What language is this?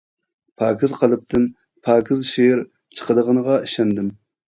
Uyghur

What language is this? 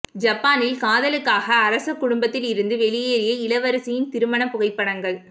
Tamil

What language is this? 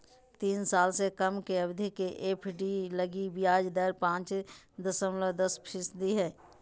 Magahi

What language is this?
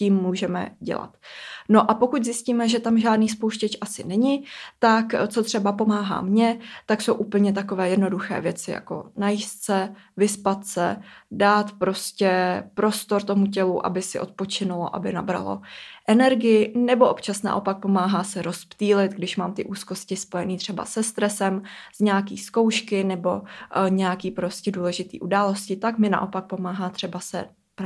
Czech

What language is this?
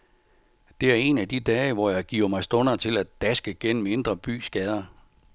Danish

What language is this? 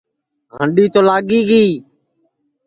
Sansi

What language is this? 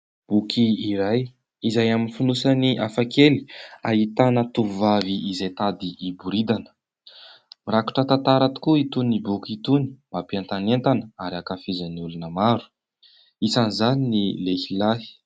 Malagasy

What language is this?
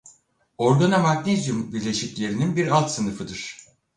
Turkish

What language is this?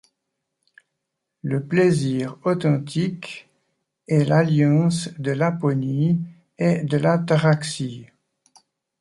French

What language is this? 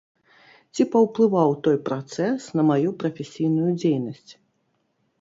Belarusian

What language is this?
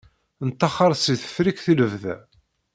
Kabyle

